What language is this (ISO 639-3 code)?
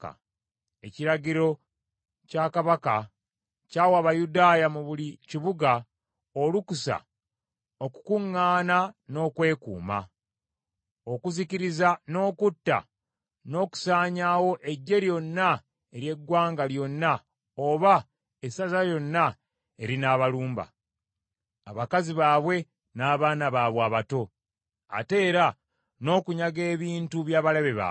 lug